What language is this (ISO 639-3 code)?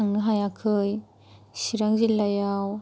brx